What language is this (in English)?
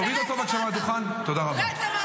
Hebrew